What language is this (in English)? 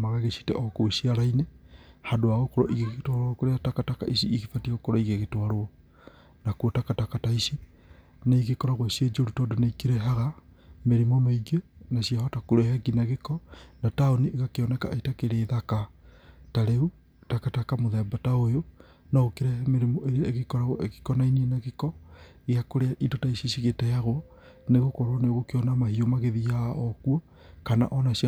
Kikuyu